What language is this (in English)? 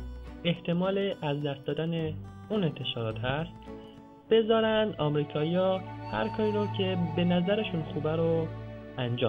Persian